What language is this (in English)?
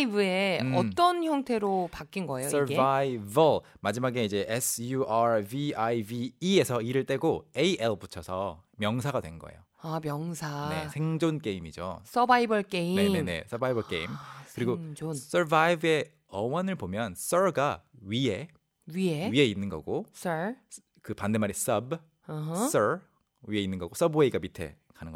Korean